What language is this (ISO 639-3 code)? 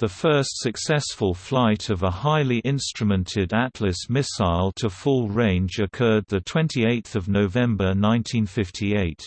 eng